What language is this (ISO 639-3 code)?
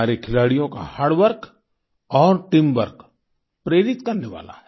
hin